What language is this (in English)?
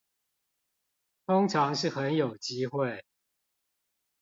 Chinese